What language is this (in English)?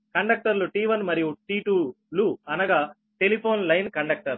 Telugu